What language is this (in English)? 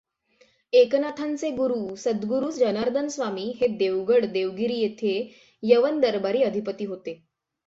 Marathi